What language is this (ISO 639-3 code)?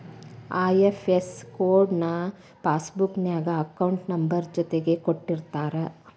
kan